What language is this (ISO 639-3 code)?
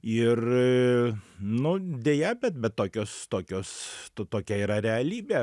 lit